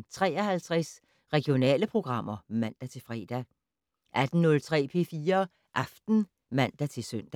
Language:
Danish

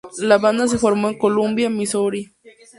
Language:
Spanish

